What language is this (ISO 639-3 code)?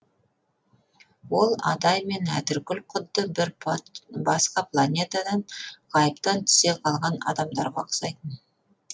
kaz